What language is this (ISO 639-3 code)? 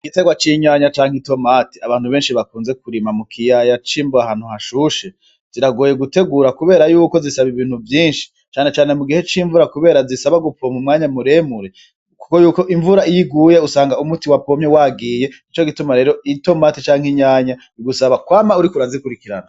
run